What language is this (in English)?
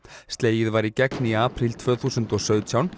Icelandic